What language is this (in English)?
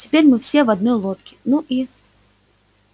Russian